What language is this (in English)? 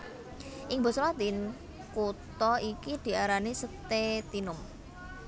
Javanese